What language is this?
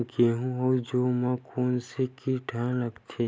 Chhattisgarhi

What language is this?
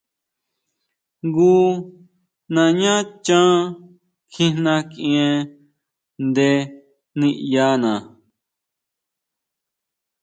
Huautla Mazatec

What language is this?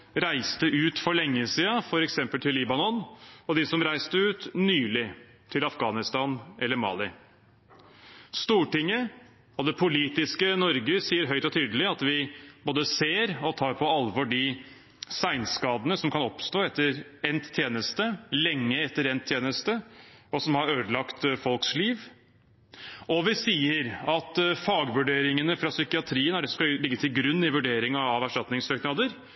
Norwegian Bokmål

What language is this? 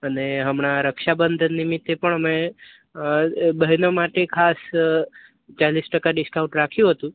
Gujarati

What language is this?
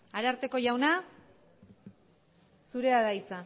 Basque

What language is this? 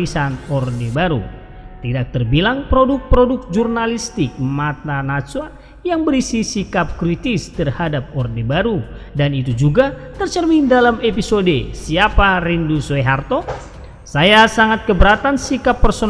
Indonesian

